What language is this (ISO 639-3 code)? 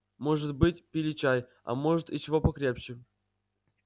rus